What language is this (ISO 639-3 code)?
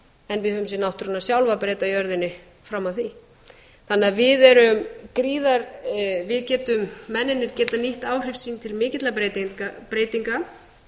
isl